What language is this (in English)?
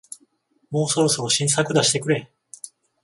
Japanese